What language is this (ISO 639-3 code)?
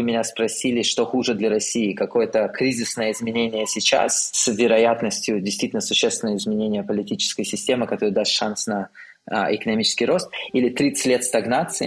rus